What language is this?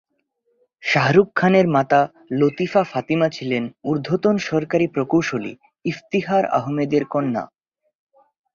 Bangla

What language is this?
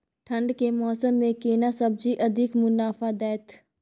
Maithili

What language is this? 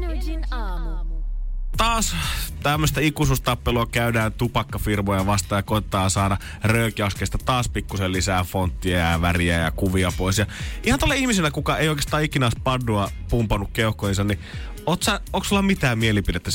Finnish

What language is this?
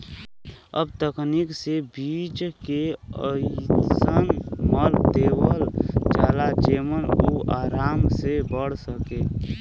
Bhojpuri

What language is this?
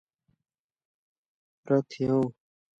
Persian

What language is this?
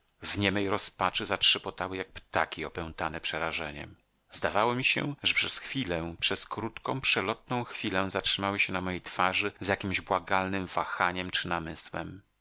Polish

